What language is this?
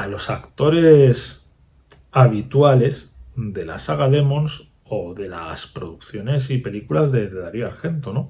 Spanish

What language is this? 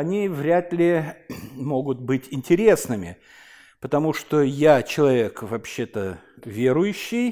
Russian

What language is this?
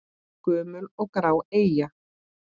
Icelandic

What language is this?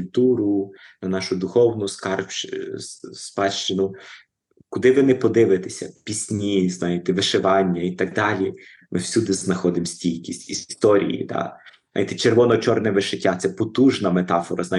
Ukrainian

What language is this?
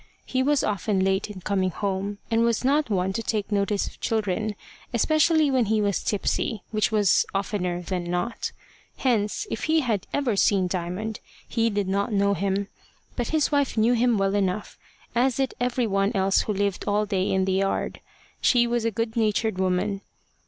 English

